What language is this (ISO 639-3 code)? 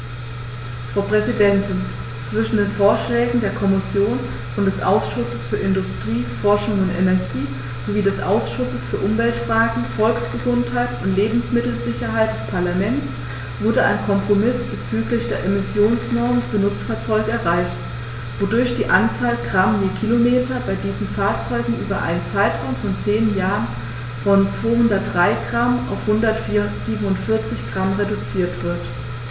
deu